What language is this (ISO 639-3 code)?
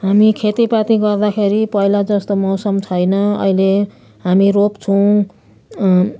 nep